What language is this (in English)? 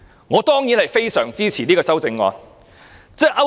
Cantonese